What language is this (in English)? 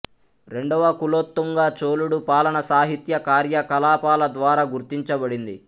Telugu